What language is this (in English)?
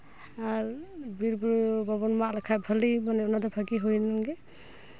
Santali